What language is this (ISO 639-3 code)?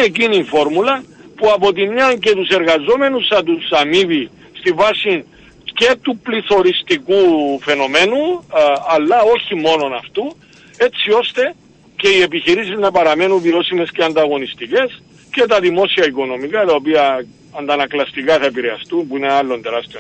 ell